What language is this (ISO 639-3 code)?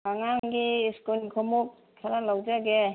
mni